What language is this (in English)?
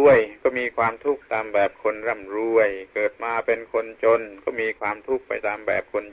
Thai